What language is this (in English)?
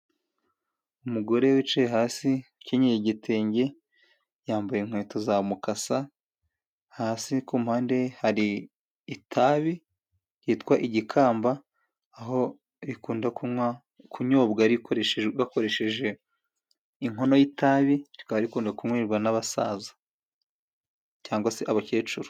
Kinyarwanda